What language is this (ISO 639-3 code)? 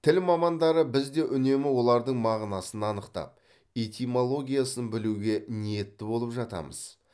kaz